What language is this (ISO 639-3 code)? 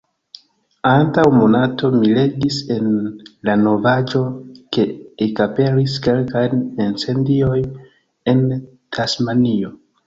epo